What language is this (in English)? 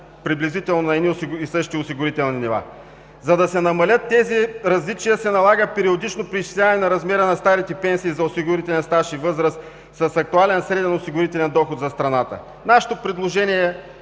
Bulgarian